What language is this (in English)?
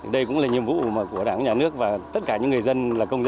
Vietnamese